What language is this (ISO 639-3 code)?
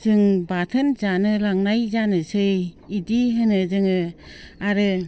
brx